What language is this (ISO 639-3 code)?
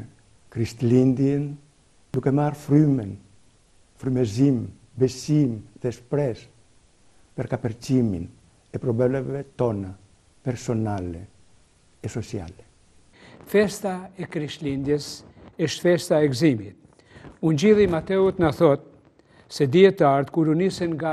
ell